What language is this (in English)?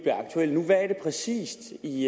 Danish